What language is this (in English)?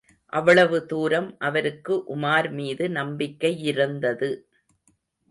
Tamil